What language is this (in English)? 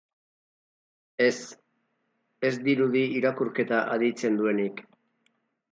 Basque